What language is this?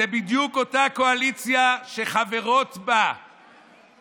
Hebrew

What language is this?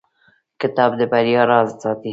Pashto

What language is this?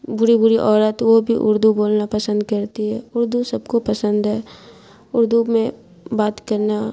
Urdu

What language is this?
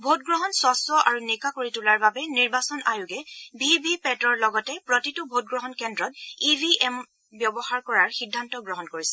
Assamese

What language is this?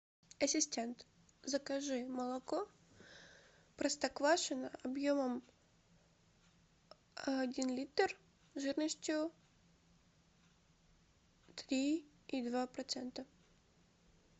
Russian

